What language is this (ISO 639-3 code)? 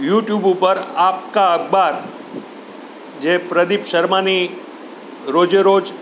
guj